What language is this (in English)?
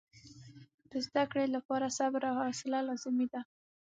Pashto